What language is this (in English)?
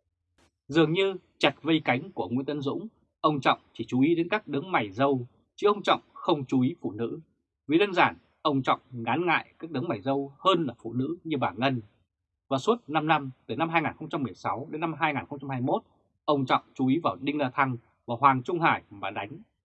Vietnamese